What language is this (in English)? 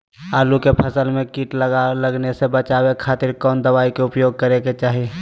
Magahi